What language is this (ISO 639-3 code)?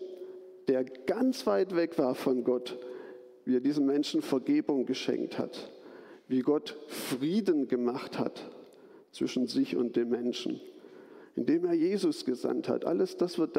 deu